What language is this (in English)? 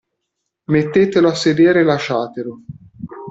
Italian